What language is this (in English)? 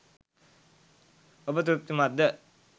Sinhala